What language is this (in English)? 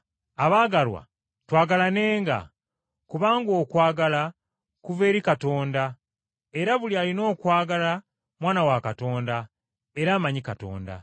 Ganda